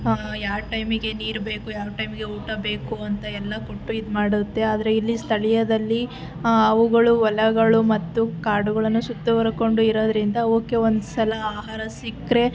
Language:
Kannada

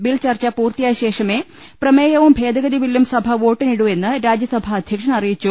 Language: Malayalam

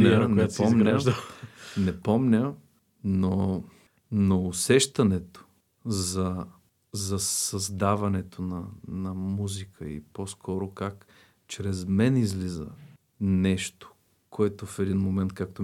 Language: Bulgarian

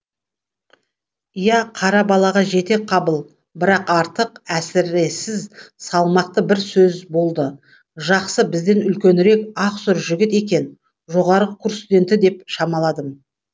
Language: Kazakh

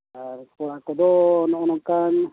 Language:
Santali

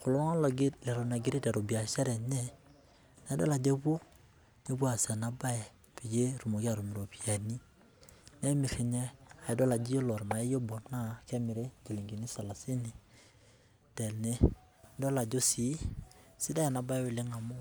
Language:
Masai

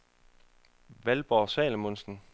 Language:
Danish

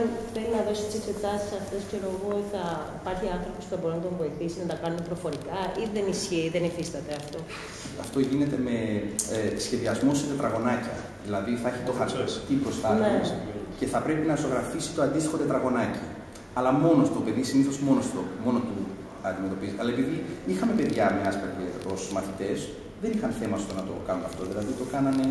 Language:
Greek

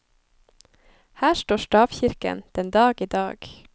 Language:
Norwegian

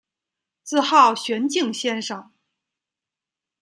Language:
Chinese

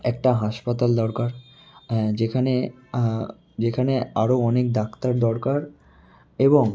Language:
Bangla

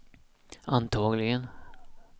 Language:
Swedish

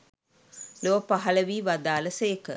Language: Sinhala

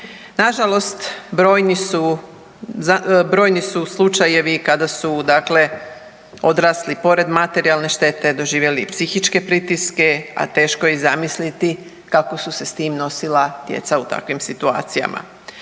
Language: Croatian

